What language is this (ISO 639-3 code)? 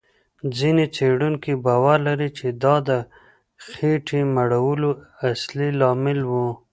pus